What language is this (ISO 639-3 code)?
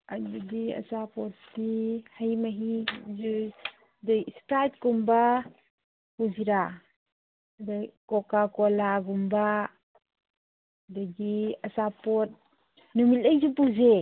mni